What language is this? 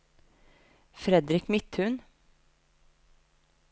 Norwegian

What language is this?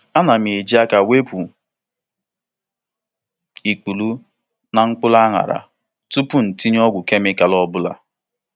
Igbo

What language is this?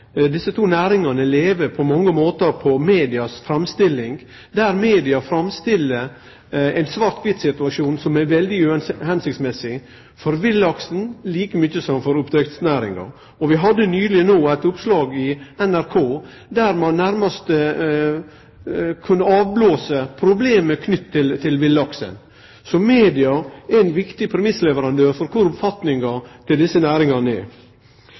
Norwegian Nynorsk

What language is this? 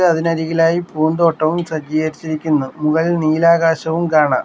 Malayalam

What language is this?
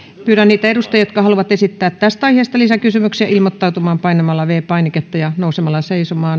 Finnish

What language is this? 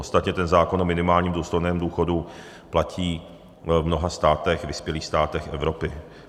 Czech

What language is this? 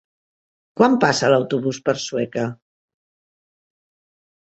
Catalan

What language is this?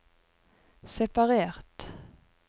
Norwegian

